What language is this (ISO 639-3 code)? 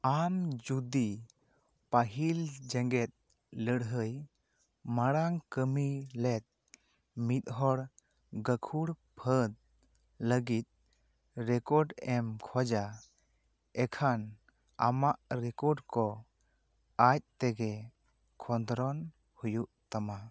sat